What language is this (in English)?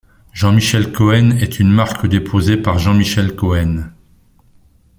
French